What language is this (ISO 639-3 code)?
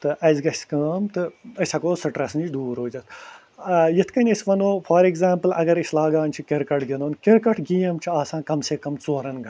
kas